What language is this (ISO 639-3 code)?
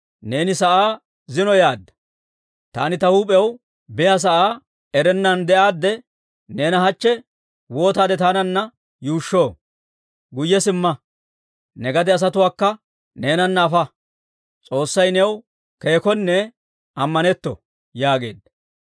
dwr